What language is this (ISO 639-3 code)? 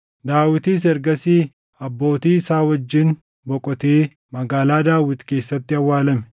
orm